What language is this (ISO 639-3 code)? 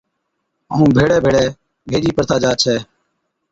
odk